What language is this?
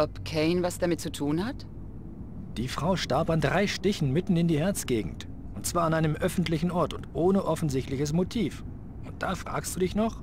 German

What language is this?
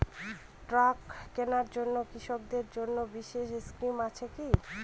Bangla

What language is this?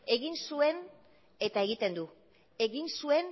Basque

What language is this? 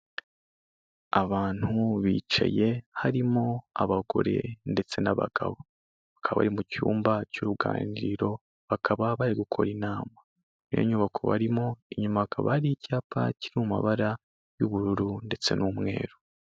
Kinyarwanda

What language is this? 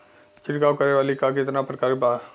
Bhojpuri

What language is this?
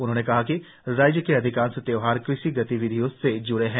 Hindi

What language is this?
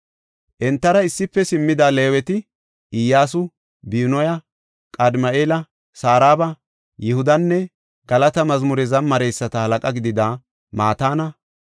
Gofa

